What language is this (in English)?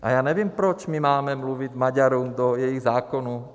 Czech